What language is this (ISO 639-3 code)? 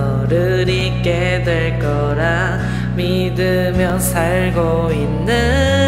kor